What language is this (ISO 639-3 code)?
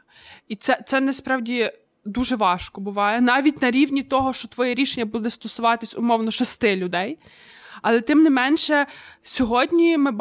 ukr